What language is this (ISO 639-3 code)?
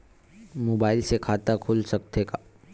hne